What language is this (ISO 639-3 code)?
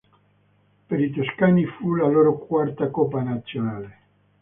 ita